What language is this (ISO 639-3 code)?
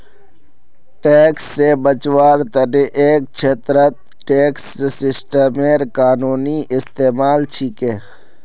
mag